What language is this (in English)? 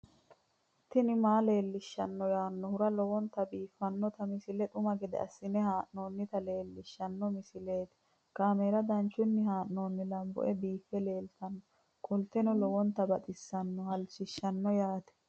Sidamo